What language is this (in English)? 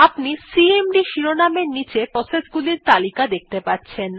Bangla